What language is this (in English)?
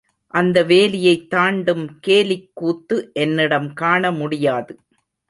Tamil